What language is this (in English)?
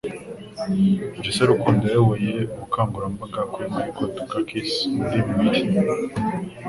Kinyarwanda